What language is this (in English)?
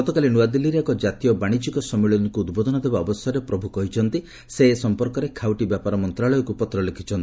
Odia